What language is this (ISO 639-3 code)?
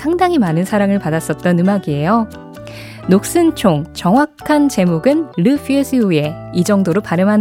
kor